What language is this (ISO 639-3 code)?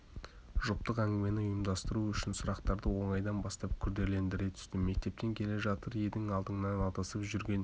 kaz